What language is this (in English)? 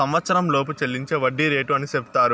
Telugu